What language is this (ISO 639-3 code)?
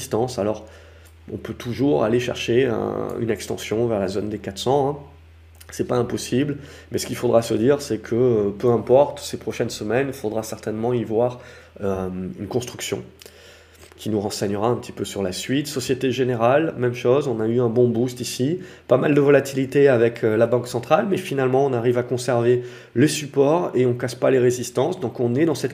fra